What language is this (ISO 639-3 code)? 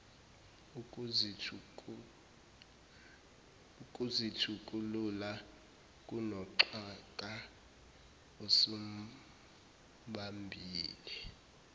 zul